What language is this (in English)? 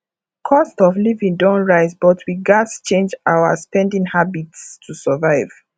Nigerian Pidgin